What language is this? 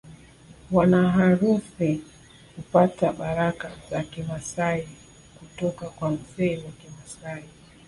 Swahili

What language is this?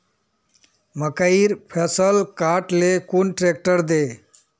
Magahi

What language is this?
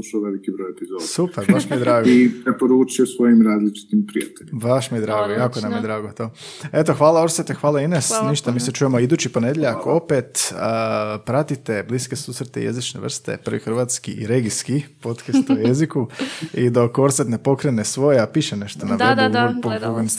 Croatian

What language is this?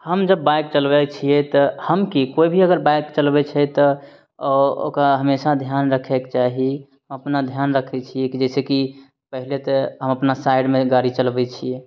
Maithili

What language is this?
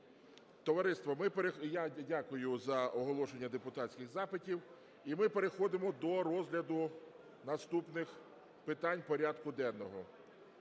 Ukrainian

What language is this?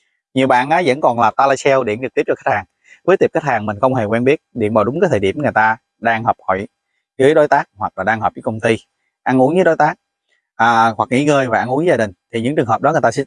Vietnamese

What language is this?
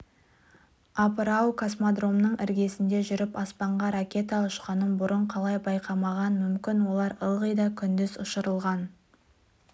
Kazakh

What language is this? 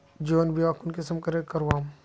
Magahi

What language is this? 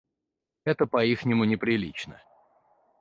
Russian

